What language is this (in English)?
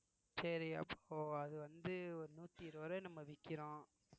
Tamil